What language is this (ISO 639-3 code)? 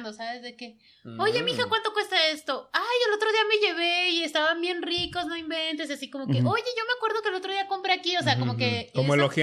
spa